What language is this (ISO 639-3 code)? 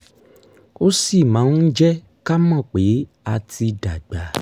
yor